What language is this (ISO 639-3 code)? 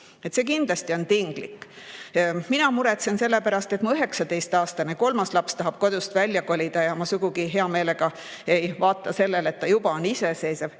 est